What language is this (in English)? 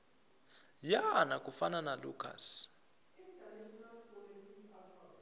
Tsonga